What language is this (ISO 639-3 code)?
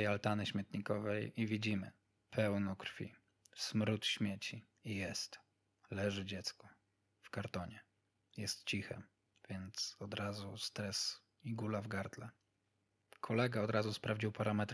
pol